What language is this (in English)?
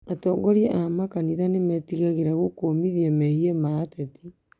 Kikuyu